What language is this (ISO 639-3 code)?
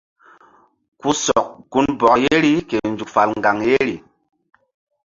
mdd